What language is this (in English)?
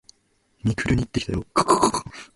Japanese